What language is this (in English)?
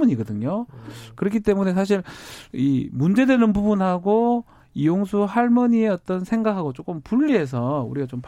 Korean